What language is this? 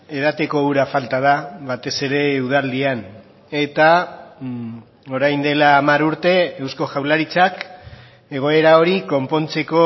Basque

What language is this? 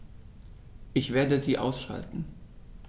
German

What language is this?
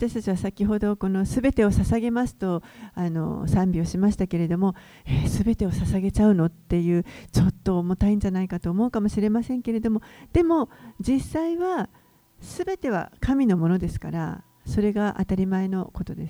Japanese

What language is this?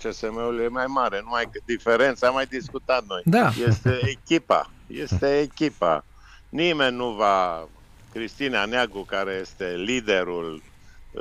Romanian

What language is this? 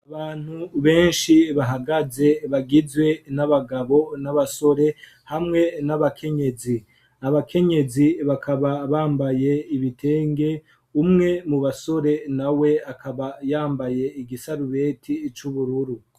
Rundi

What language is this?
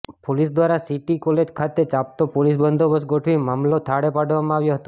Gujarati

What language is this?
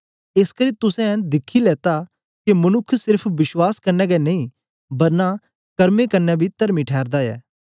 Dogri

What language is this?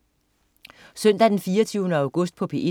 Danish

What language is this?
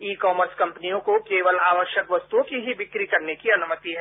Hindi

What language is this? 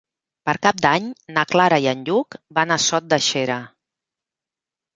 Catalan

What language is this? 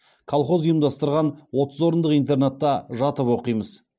Kazakh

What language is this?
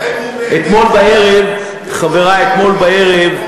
Hebrew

